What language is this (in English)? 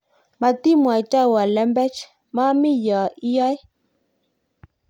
Kalenjin